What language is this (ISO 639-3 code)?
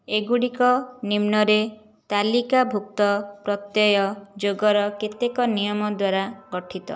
ori